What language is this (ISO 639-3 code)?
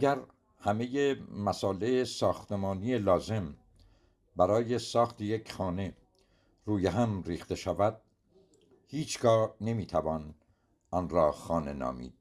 fas